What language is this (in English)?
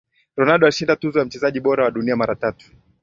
Swahili